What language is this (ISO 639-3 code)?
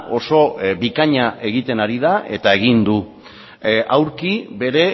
eus